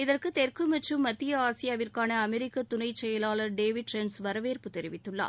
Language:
Tamil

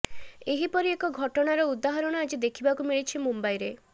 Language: Odia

